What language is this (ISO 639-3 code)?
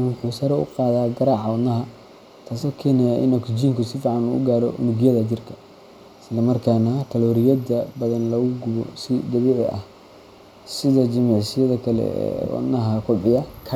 som